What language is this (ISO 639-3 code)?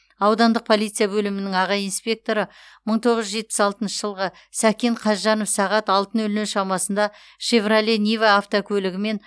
kaz